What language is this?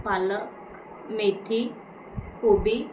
Marathi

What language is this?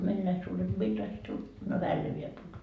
Finnish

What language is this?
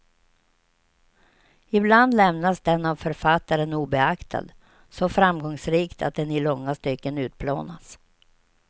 Swedish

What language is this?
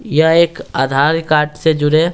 Hindi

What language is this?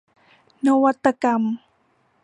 Thai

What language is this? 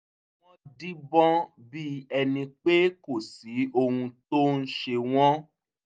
Yoruba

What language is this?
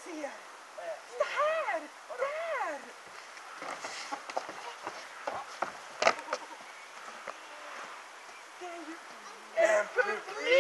Swedish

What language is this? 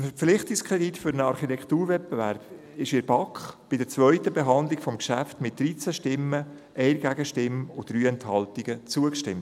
Swiss German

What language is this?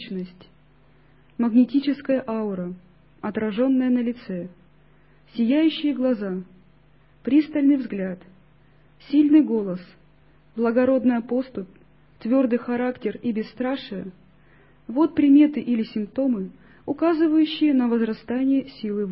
Russian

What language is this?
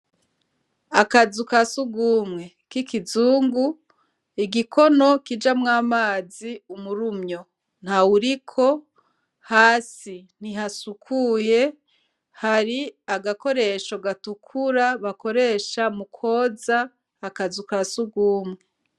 Rundi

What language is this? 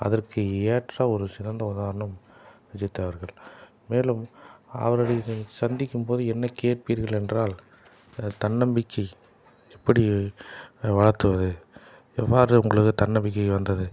Tamil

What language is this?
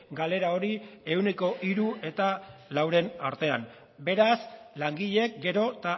Basque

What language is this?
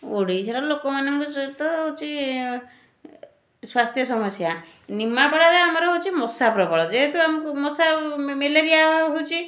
Odia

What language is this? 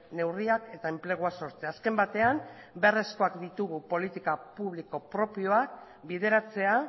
Basque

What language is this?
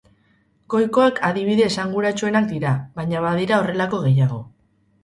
Basque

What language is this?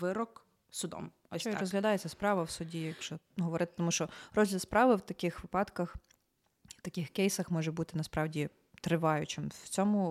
Ukrainian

